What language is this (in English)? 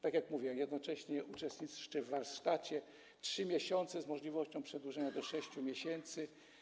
Polish